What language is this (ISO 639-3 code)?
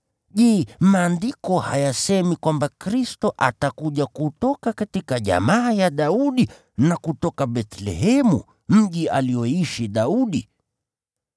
swa